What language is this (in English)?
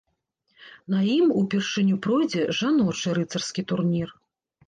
Belarusian